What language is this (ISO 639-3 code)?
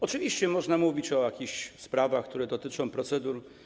pol